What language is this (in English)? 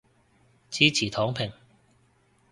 Cantonese